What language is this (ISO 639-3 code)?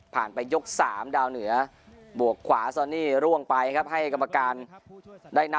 tha